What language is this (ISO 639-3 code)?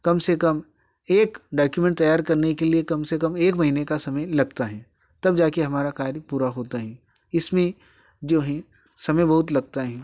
hin